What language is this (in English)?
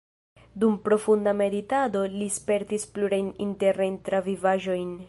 Esperanto